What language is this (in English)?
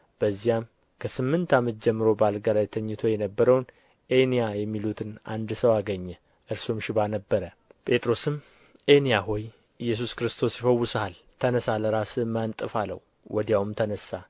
Amharic